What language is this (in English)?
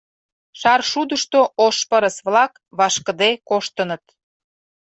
Mari